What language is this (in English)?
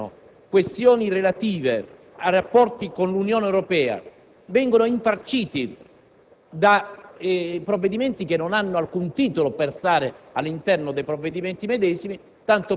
Italian